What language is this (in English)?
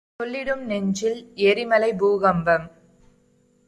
Tamil